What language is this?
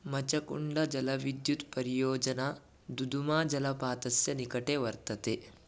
Sanskrit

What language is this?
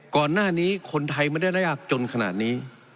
Thai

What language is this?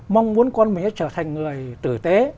Vietnamese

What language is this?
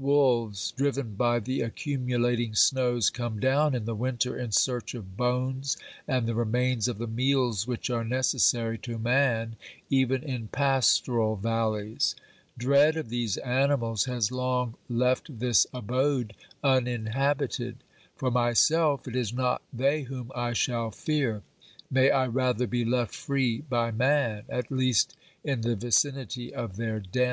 English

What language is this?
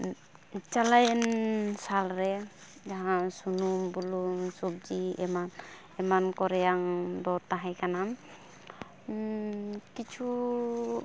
Santali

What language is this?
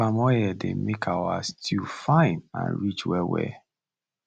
Nigerian Pidgin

